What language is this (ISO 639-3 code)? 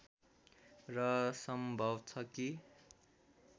nep